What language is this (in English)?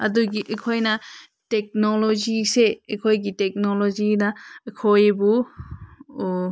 Manipuri